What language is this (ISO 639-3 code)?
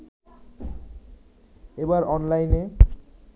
ben